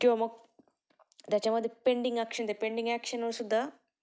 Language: Marathi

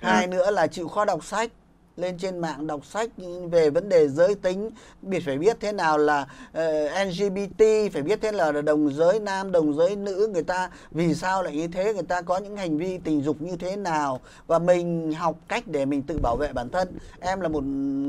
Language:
Vietnamese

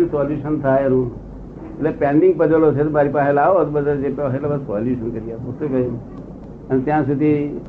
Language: Gujarati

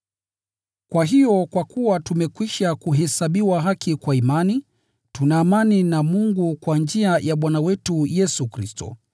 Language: Swahili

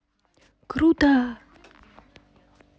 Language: Russian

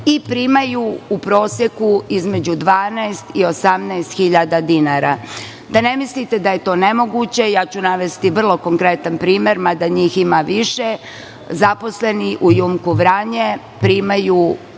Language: Serbian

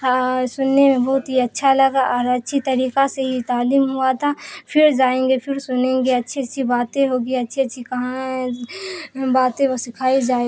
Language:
Urdu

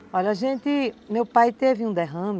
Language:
Portuguese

